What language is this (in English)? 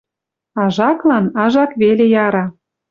Western Mari